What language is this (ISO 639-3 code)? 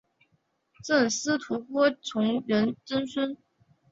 zho